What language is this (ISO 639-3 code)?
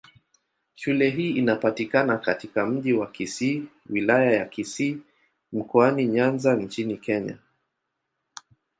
swa